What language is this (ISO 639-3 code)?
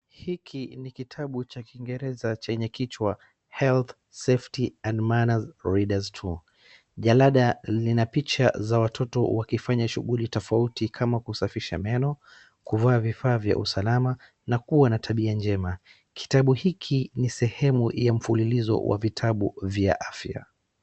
swa